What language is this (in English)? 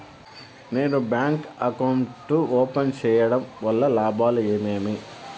Telugu